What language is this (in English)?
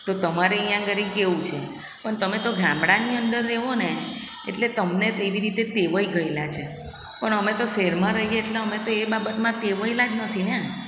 Gujarati